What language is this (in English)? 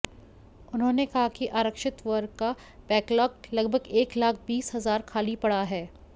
Hindi